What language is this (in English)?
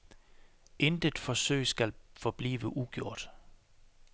Danish